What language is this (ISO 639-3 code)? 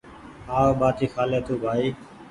gig